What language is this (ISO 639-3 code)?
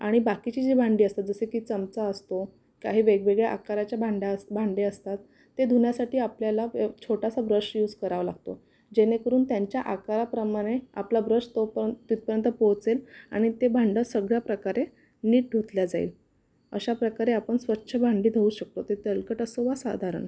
mar